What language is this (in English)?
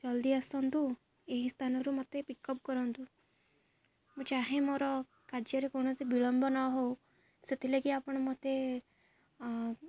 Odia